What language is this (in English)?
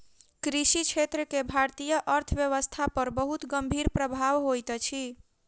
Maithili